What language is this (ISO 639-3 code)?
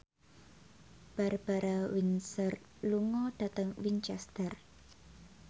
jav